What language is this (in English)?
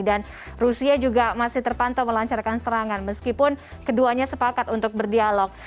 Indonesian